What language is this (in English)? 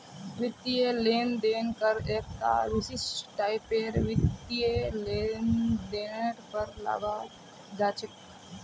Magahi